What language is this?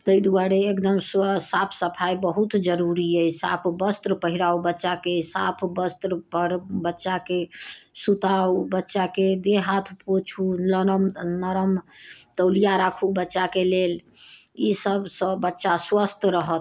Maithili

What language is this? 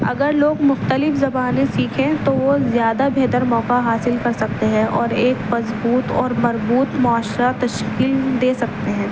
Urdu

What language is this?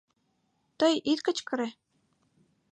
Mari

